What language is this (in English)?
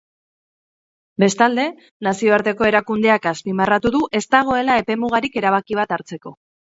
Basque